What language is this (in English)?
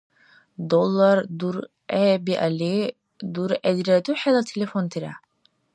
Dargwa